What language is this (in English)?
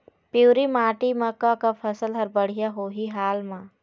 Chhattisgarhi